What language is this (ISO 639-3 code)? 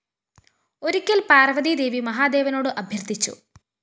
mal